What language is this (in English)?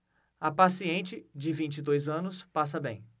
Portuguese